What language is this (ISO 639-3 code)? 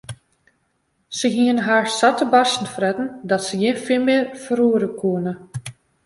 fry